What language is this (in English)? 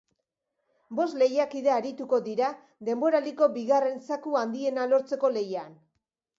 Basque